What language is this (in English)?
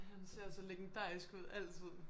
Danish